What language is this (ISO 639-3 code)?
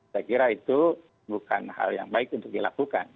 ind